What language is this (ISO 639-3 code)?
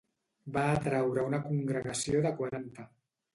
cat